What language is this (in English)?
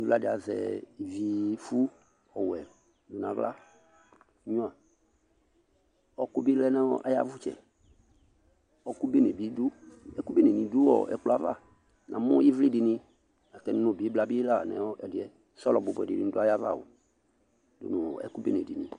Ikposo